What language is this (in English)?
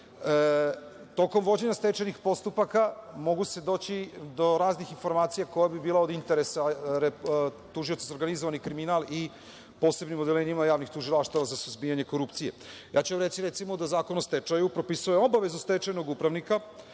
Serbian